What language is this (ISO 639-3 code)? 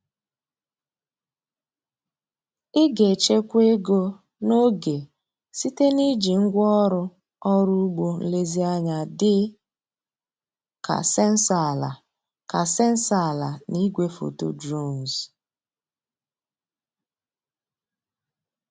ibo